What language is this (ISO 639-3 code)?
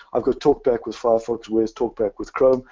eng